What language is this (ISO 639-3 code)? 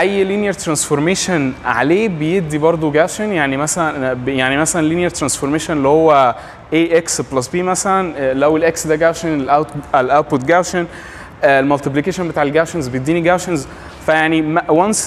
ara